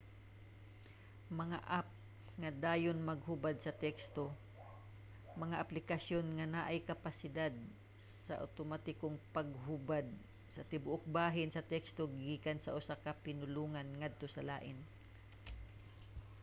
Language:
Cebuano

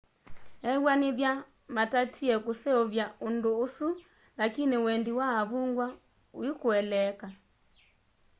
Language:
Kamba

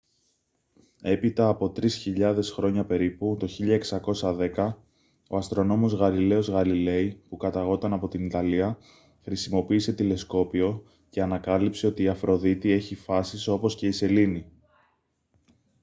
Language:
Greek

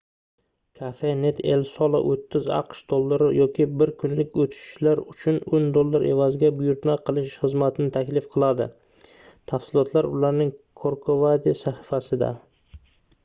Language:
Uzbek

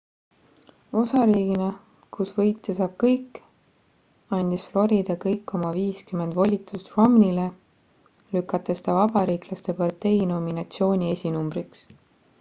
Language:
Estonian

